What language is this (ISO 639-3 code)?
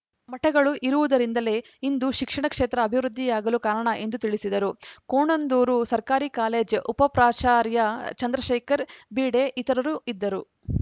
kan